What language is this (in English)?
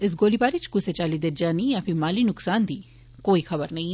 Dogri